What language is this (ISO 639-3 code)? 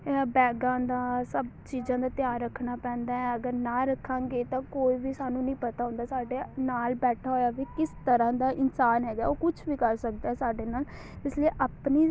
pan